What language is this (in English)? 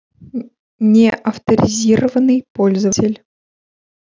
Russian